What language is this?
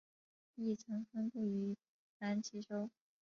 Chinese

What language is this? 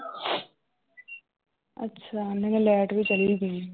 Punjabi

